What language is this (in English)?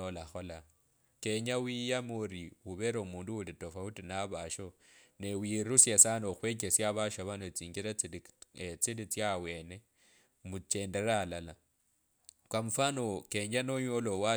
Kabras